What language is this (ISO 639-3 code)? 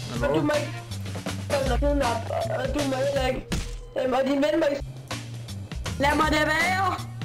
dan